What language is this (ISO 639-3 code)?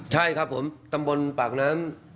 tha